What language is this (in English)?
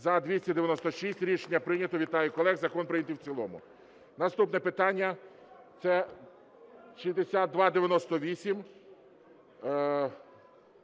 Ukrainian